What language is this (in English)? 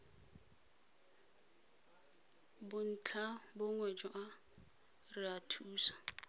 Tswana